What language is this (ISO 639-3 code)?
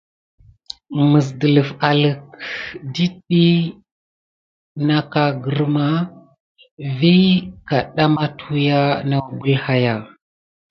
gid